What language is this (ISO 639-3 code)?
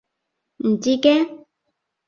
yue